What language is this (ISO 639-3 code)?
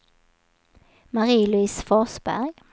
swe